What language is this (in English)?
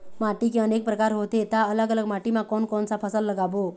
Chhattisgarhi